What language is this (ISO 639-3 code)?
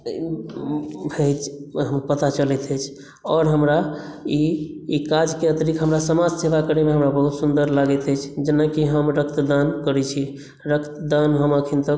mai